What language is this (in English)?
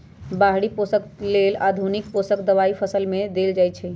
Magahi